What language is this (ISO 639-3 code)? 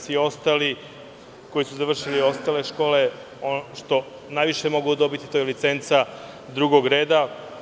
srp